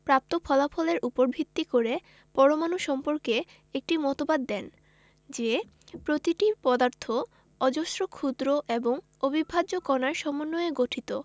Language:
Bangla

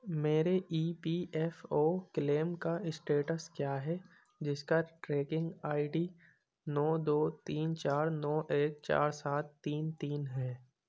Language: Urdu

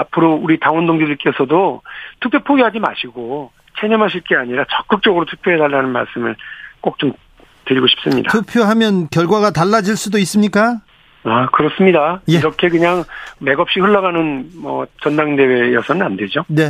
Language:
Korean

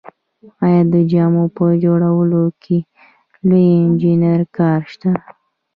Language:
Pashto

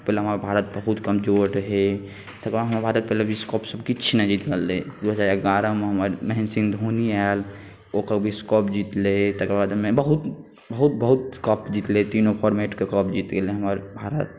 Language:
Maithili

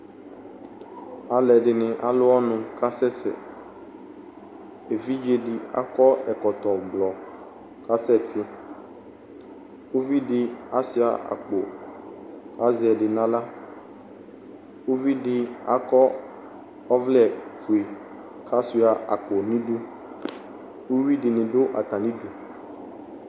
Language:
Ikposo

